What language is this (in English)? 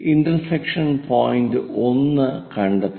Malayalam